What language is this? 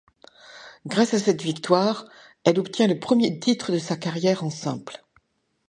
French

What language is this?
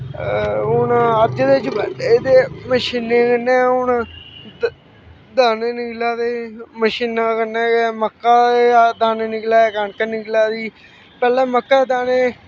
Dogri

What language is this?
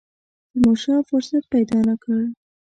Pashto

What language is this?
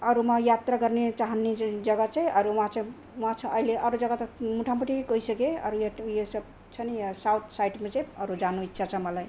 Nepali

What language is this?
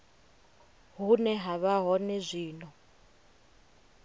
Venda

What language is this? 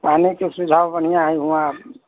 Maithili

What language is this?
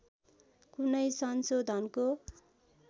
Nepali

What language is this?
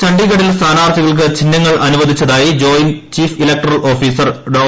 Malayalam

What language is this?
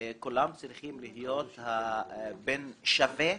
Hebrew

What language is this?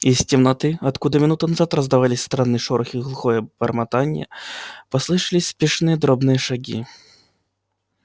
Russian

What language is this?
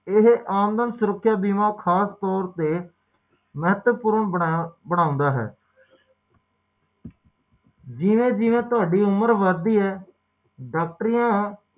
Punjabi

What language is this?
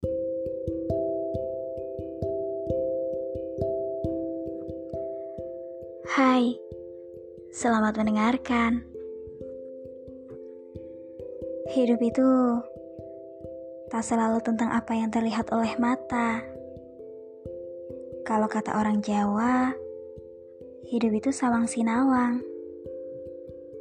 Indonesian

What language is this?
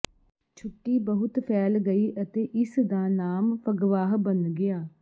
Punjabi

